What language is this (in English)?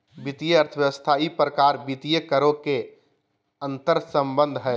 Magahi